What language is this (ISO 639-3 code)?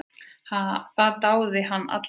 isl